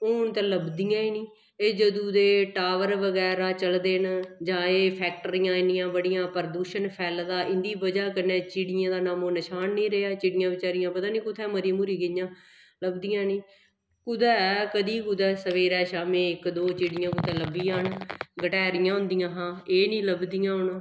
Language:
Dogri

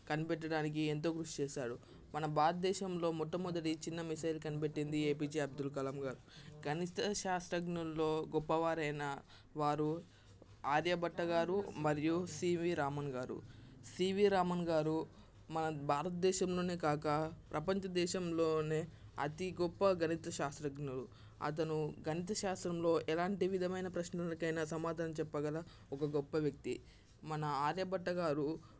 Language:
Telugu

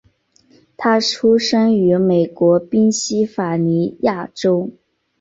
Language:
Chinese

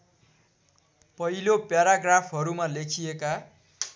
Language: Nepali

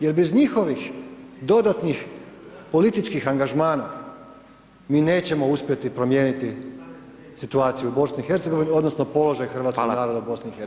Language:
Croatian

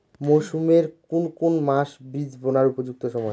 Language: Bangla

